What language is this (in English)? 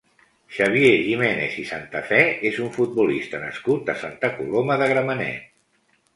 Catalan